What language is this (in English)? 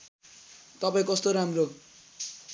Nepali